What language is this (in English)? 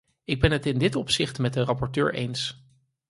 Dutch